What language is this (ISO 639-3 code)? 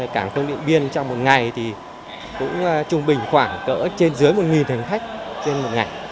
vie